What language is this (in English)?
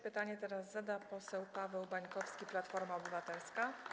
Polish